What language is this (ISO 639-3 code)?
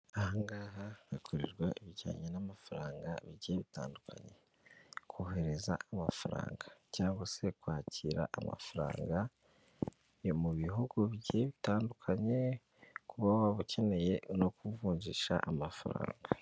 kin